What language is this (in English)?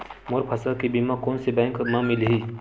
Chhattisgarhi